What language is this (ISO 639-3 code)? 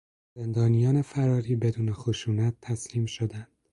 fas